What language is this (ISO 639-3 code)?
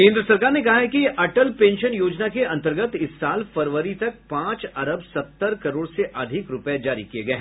hin